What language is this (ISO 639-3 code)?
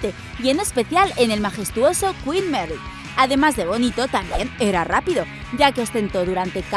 spa